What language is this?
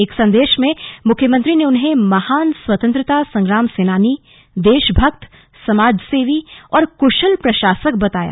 Hindi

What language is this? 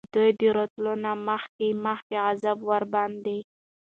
Pashto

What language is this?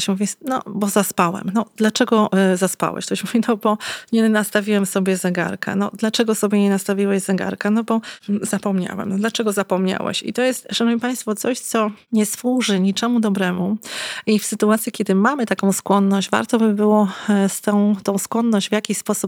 Polish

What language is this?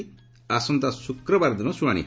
Odia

